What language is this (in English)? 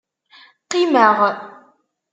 Kabyle